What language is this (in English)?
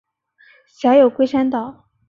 Chinese